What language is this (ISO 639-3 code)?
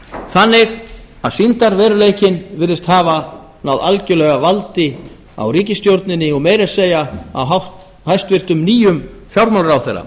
isl